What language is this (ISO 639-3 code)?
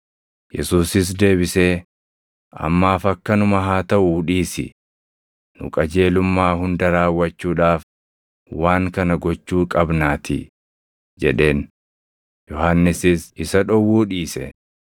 orm